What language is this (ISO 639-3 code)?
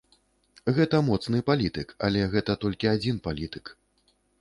bel